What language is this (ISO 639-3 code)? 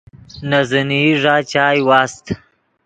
ydg